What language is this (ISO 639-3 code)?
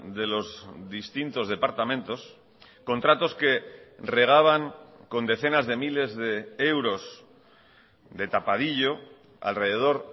spa